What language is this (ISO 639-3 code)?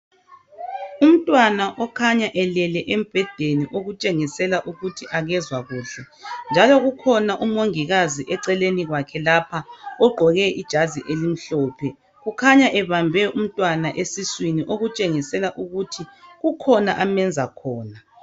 nde